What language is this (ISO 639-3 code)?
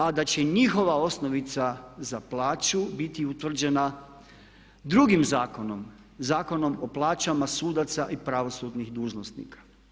hrv